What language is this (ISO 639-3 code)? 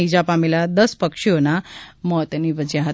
guj